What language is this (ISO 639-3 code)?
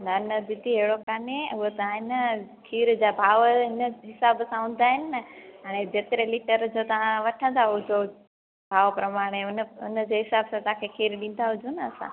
snd